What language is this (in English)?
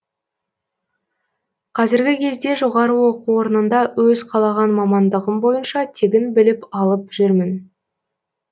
Kazakh